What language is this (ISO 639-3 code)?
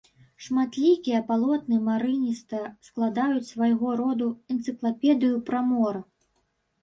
bel